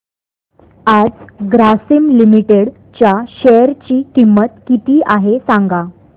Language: Marathi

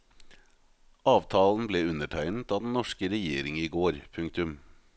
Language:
Norwegian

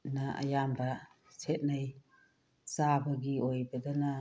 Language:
Manipuri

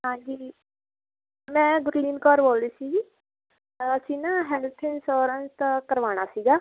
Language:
Punjabi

